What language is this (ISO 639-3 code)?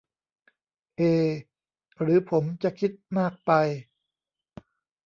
tha